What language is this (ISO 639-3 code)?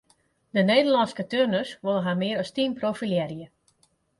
fry